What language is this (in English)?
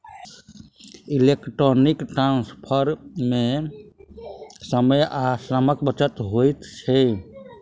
Maithili